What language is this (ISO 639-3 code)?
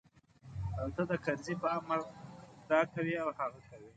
pus